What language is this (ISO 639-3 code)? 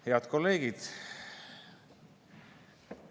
est